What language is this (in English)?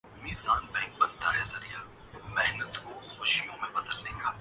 Urdu